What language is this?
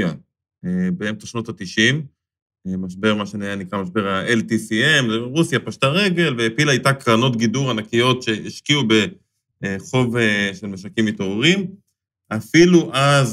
Hebrew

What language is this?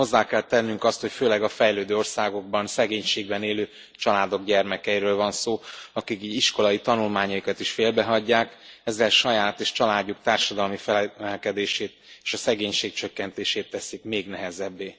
Hungarian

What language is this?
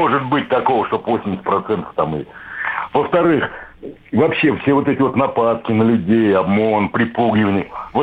Russian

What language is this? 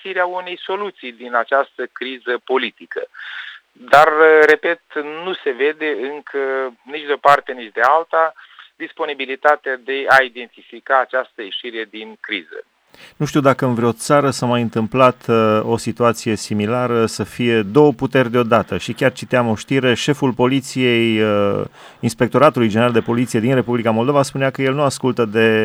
Romanian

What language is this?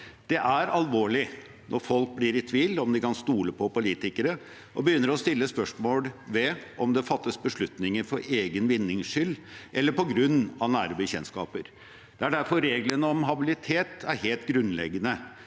Norwegian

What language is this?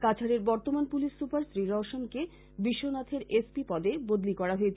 Bangla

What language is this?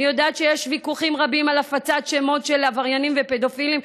Hebrew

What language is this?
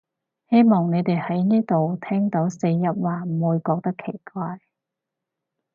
Cantonese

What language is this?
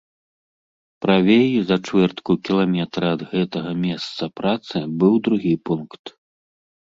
Belarusian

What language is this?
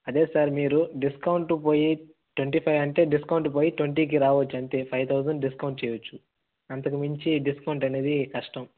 Telugu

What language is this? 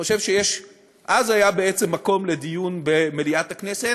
Hebrew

